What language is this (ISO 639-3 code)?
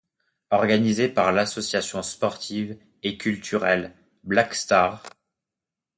fra